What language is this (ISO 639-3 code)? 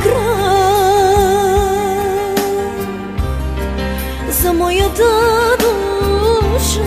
ron